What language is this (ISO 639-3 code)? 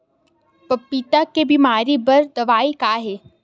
hne